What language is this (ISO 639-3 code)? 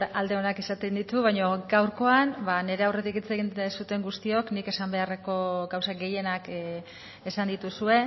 eus